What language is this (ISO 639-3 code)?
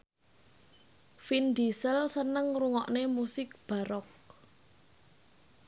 jav